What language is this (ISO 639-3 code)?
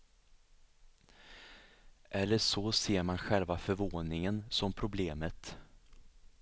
swe